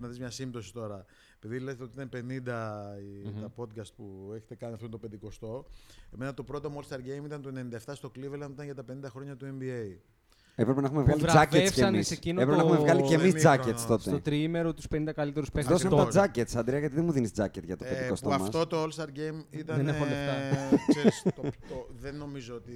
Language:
Greek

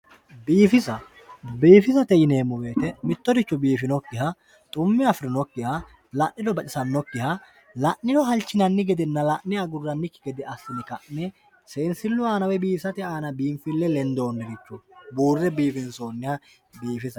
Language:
Sidamo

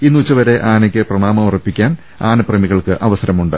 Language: Malayalam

